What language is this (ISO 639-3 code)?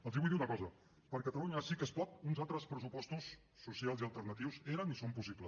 cat